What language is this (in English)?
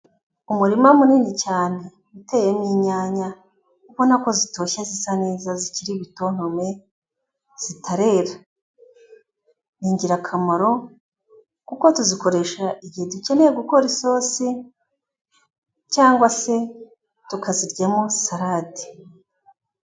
Kinyarwanda